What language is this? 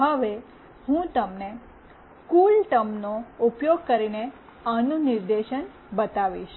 Gujarati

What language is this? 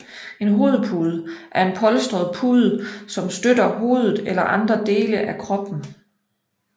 Danish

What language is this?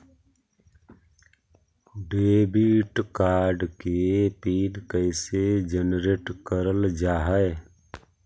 Magahi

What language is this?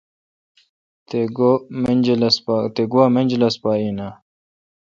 Kalkoti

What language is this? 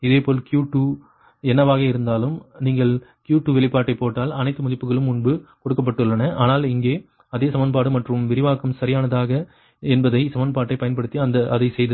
Tamil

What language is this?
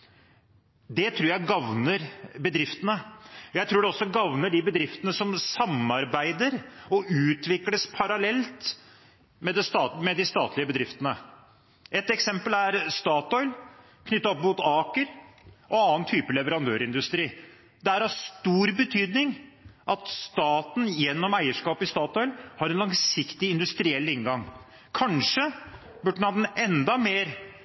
Norwegian Bokmål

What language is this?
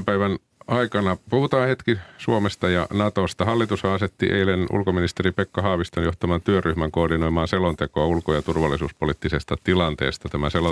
Finnish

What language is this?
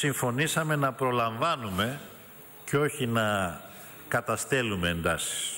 Greek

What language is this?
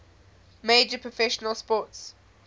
English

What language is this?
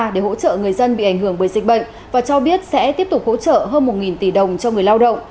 Vietnamese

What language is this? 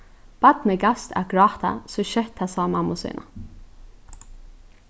Faroese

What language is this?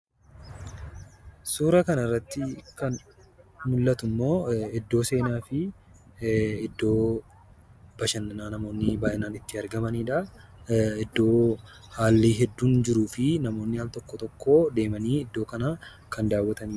Oromo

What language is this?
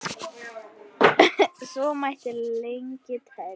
Icelandic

